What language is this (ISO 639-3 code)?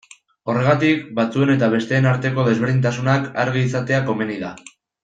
eus